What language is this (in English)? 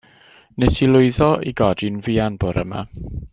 Welsh